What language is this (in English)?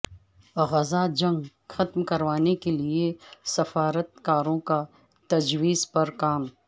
Urdu